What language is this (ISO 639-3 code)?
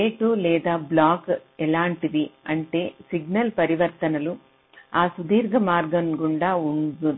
tel